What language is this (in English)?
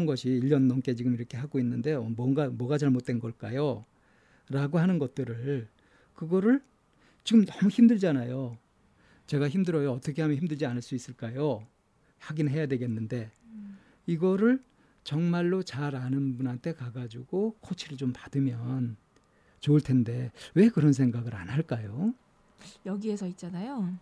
Korean